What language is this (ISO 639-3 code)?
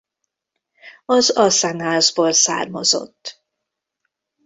hun